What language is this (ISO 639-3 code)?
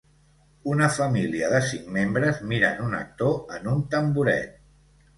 cat